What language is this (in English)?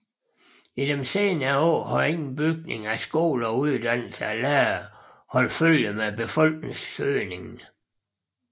Danish